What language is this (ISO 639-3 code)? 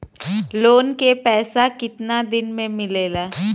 bho